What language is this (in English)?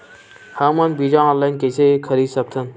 Chhattisgarhi